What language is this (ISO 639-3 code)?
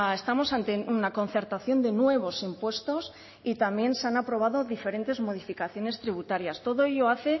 spa